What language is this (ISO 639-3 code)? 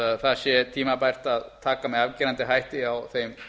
isl